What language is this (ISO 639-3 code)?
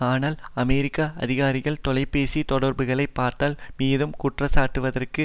tam